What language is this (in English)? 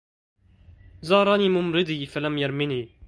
Arabic